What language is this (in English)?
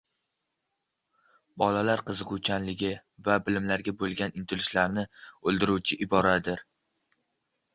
Uzbek